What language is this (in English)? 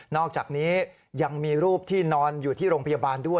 Thai